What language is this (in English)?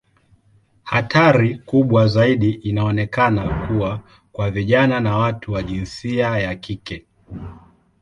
Swahili